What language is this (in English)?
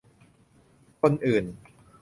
Thai